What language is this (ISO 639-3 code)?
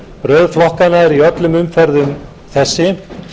isl